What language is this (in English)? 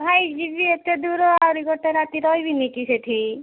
Odia